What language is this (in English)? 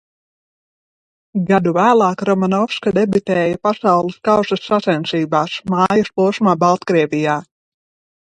Latvian